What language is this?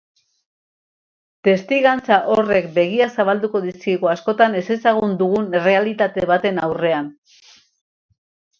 Basque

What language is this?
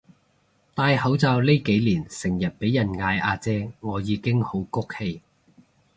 Cantonese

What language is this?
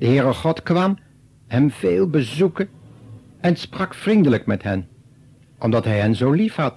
Dutch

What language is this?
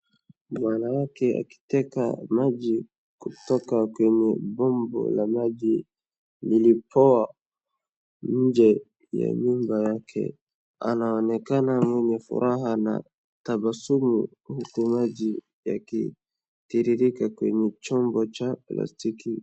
Swahili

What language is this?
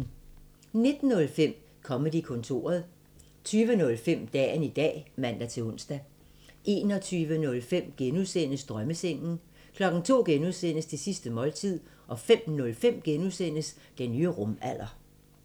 Danish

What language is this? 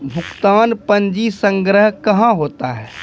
Maithili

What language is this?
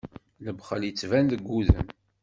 Kabyle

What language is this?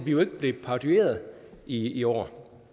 Danish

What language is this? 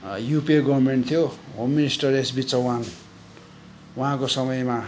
Nepali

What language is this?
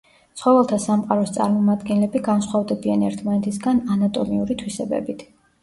Georgian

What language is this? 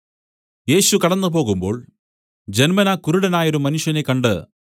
Malayalam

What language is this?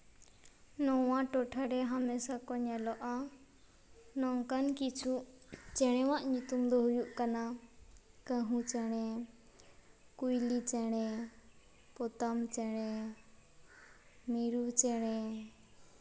Santali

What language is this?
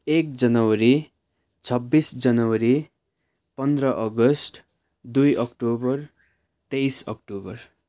Nepali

